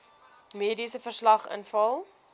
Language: Afrikaans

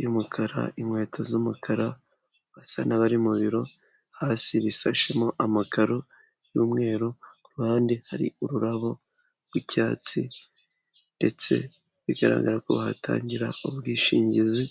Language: Kinyarwanda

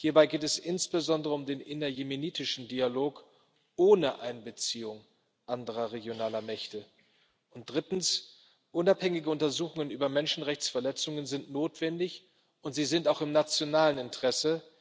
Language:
German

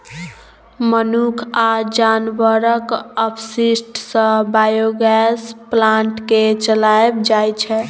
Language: Maithili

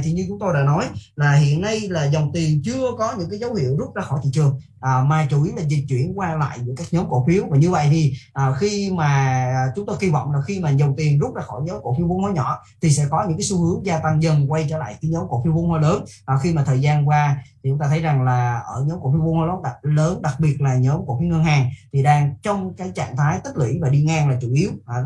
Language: Vietnamese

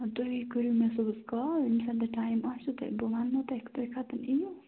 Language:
Kashmiri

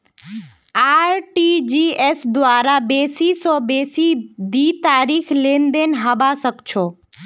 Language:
Magahi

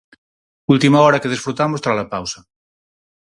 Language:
Galician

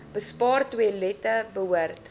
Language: Afrikaans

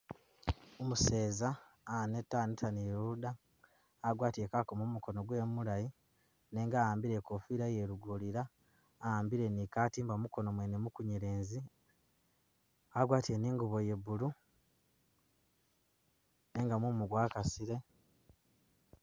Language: Masaaba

